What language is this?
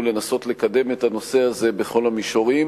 Hebrew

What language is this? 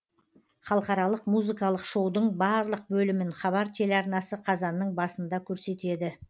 Kazakh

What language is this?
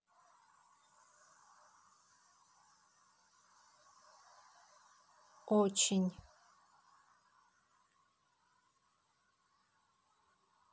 Russian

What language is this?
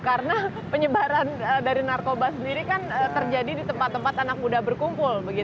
Indonesian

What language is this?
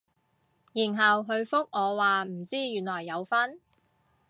Cantonese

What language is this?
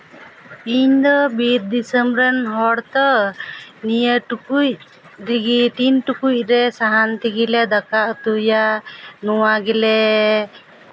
Santali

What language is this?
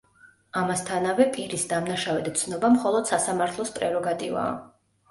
Georgian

